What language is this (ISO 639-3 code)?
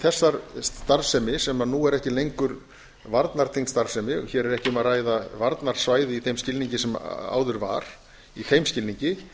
isl